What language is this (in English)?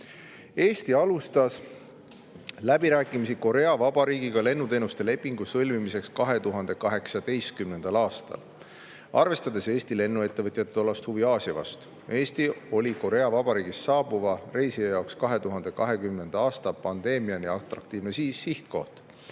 Estonian